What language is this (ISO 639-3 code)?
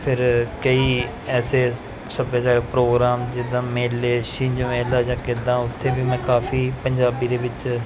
pan